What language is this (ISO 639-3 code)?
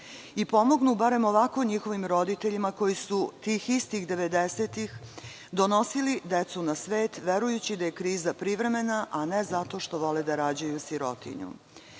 srp